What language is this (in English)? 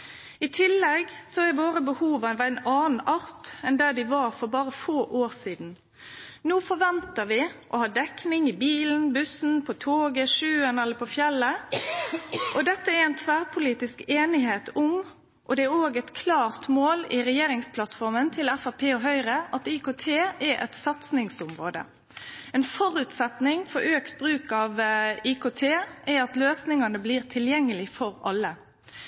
Norwegian Nynorsk